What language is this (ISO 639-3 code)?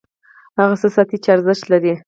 pus